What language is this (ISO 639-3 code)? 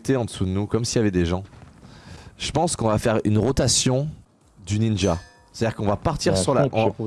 fra